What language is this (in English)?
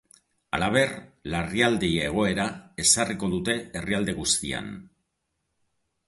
Basque